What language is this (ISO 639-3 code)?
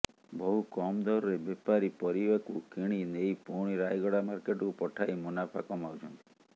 ori